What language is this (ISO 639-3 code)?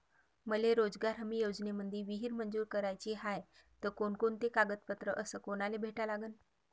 mar